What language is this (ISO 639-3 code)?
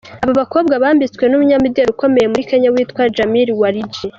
kin